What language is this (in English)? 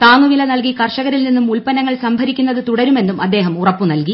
Malayalam